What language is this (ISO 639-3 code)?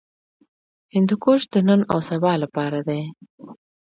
pus